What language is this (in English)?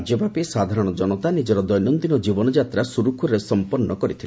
Odia